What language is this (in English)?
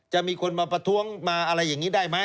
Thai